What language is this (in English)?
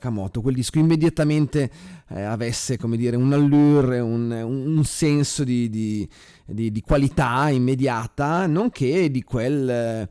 Italian